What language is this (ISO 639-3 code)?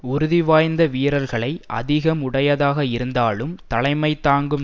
tam